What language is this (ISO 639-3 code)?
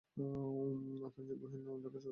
ben